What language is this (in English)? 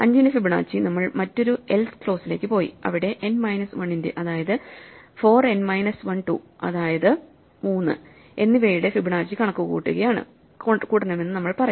Malayalam